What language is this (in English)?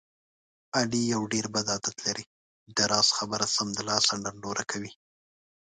Pashto